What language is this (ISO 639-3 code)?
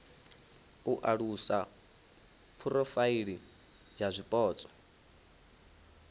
ven